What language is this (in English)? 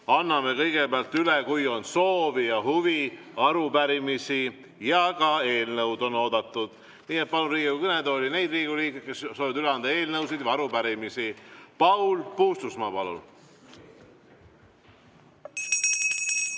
Estonian